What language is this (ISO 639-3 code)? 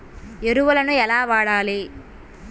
tel